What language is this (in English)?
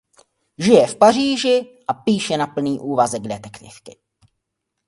Czech